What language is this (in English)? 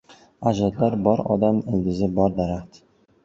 Uzbek